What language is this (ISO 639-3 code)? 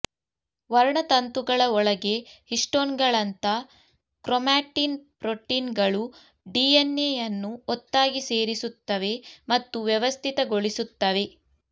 kan